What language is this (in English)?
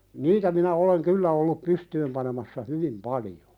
Finnish